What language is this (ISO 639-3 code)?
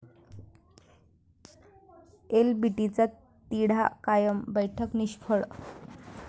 mar